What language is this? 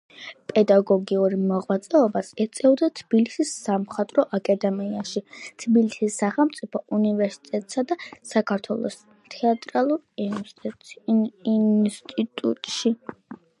Georgian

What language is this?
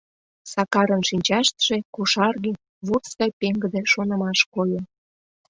Mari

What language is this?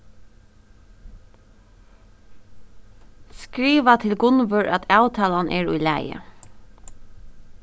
Faroese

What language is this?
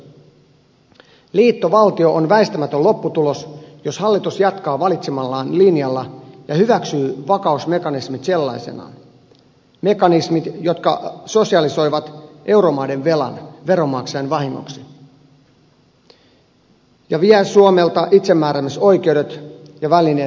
Finnish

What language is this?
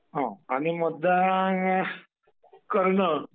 Marathi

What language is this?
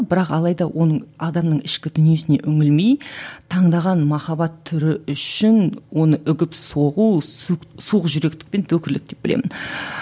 Kazakh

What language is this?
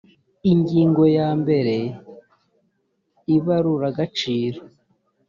Kinyarwanda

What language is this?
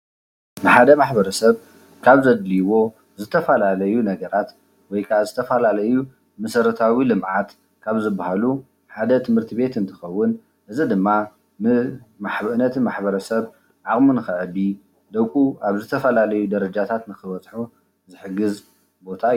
Tigrinya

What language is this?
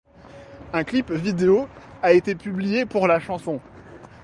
French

